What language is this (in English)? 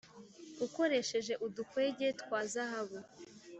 Kinyarwanda